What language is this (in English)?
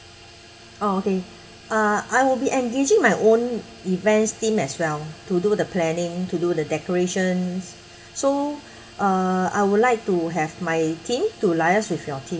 English